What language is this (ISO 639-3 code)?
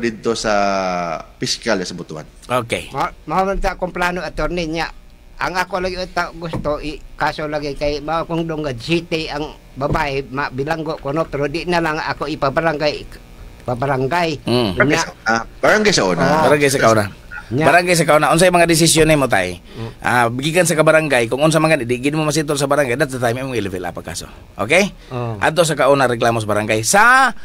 fil